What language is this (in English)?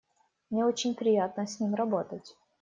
Russian